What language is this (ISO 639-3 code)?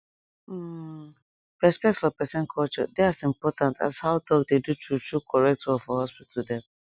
pcm